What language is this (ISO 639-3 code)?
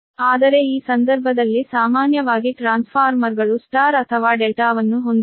kan